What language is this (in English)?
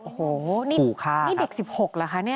Thai